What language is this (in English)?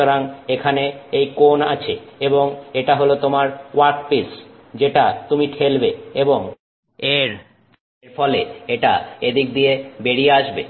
Bangla